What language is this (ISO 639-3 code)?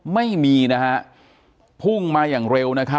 tha